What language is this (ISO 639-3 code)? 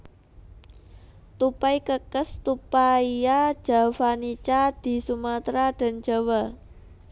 jav